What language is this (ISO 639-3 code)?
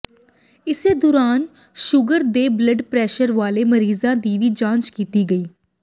pan